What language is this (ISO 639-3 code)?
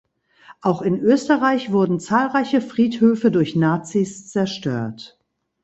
deu